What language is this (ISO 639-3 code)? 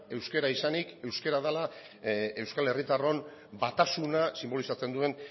eus